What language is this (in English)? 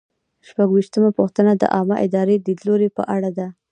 Pashto